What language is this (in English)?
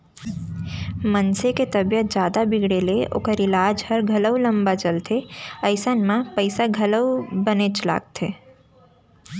Chhattisgarhi